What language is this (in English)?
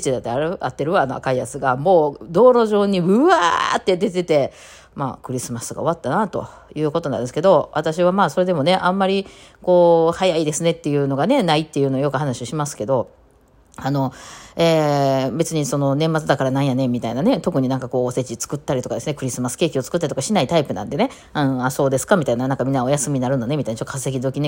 Japanese